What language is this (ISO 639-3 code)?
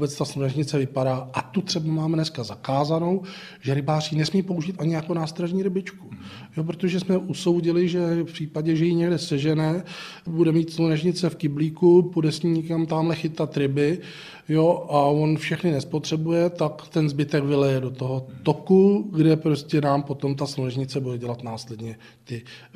ces